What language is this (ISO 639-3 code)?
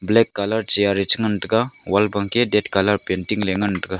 nnp